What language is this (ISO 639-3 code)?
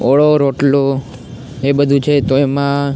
guj